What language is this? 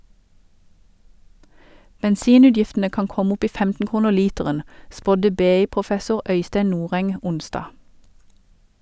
Norwegian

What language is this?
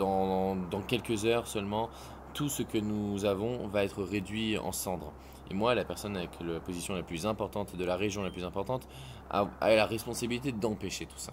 French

